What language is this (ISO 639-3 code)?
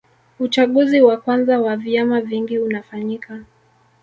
swa